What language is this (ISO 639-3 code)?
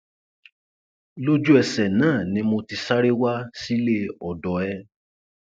yor